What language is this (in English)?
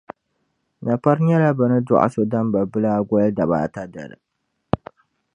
Dagbani